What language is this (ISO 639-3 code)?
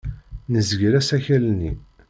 kab